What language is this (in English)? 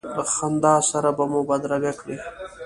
Pashto